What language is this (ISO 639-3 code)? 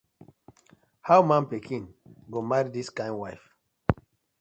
pcm